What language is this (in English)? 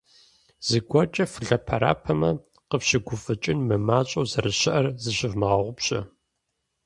Kabardian